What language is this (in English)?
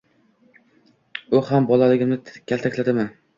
Uzbek